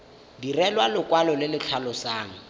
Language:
Tswana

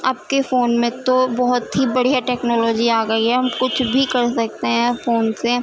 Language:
Urdu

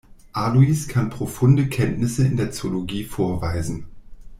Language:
German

